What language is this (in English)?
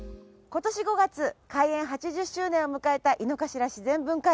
Japanese